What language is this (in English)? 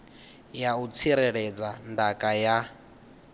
Venda